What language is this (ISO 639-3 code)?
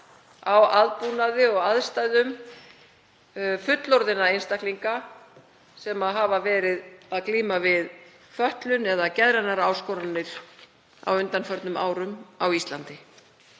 isl